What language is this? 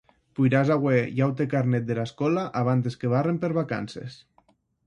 Occitan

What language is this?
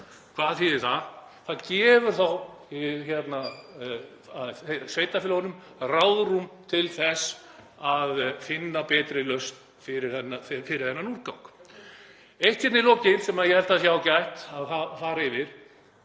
Icelandic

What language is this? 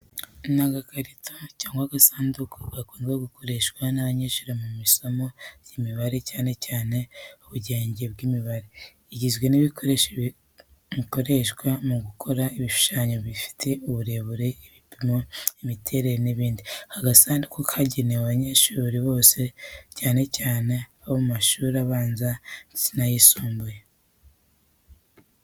Kinyarwanda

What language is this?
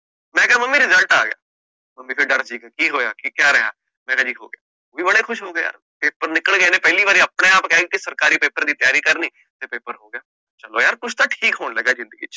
Punjabi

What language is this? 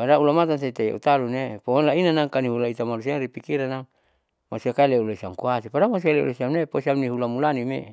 Saleman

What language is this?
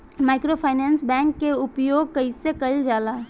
Bhojpuri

